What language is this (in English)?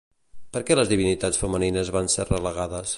Catalan